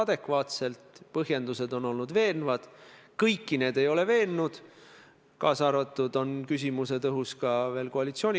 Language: Estonian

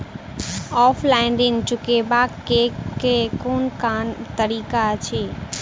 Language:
Maithili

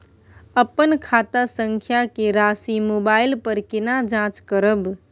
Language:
Maithili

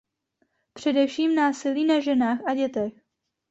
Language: Czech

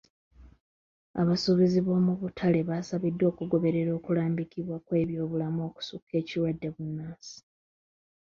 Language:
Ganda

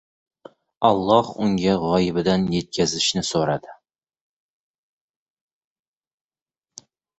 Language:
Uzbek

